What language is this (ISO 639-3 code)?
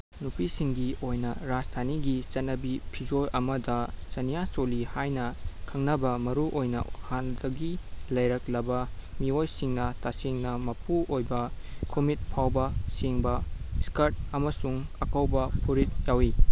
mni